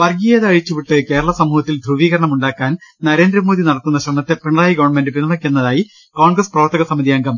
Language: Malayalam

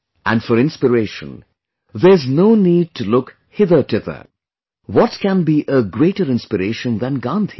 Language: English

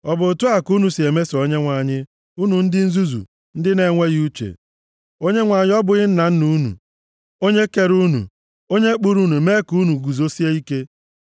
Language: Igbo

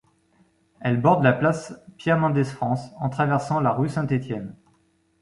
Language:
French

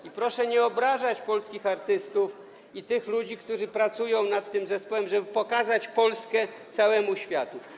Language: Polish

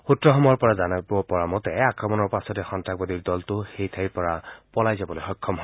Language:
Assamese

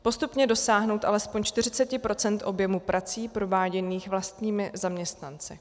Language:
Czech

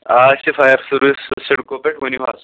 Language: Kashmiri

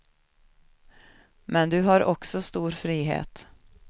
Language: Swedish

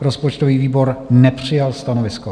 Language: Czech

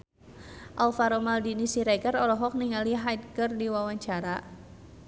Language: Sundanese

